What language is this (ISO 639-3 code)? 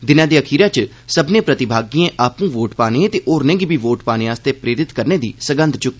doi